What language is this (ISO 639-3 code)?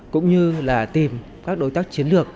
vie